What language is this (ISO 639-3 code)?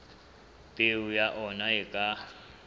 sot